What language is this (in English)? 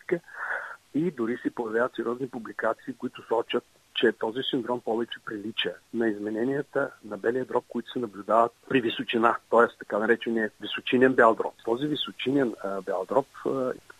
Bulgarian